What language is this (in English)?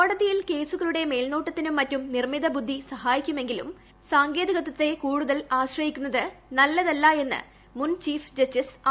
Malayalam